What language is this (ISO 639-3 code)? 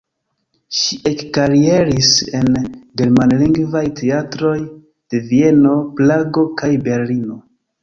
epo